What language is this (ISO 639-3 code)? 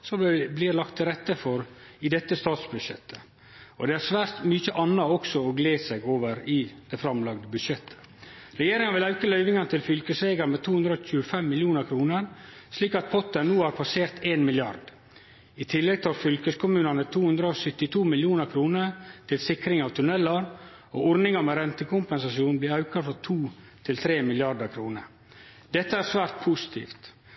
nno